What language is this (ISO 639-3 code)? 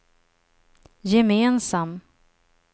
swe